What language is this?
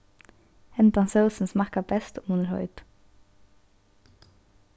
Faroese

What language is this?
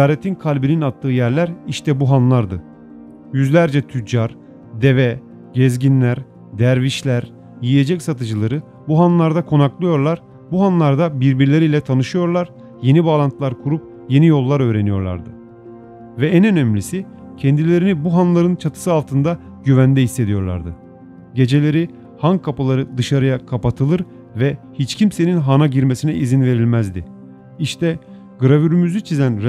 Turkish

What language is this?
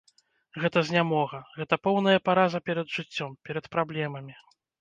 Belarusian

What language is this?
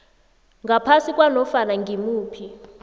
South Ndebele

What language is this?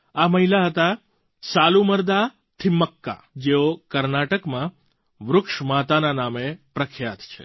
Gujarati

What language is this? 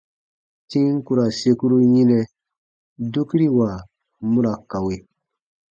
Baatonum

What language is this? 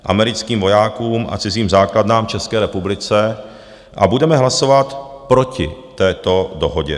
Czech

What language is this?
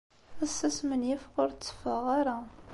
Kabyle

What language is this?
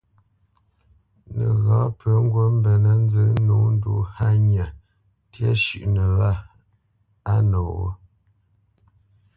Bamenyam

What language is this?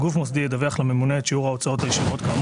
Hebrew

